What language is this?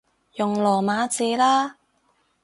Cantonese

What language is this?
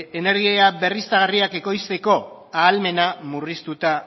Basque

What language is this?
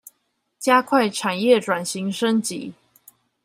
Chinese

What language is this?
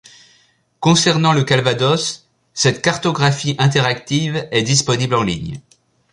French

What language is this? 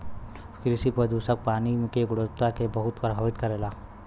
Bhojpuri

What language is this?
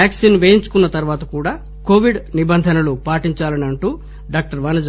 Telugu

